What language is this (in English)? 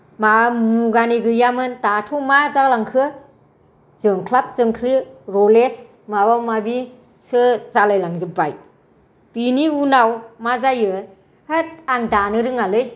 Bodo